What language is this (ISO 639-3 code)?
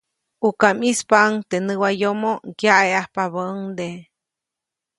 zoc